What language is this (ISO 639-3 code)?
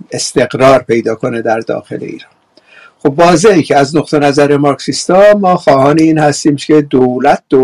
fas